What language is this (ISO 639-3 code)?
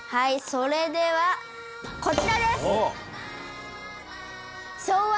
jpn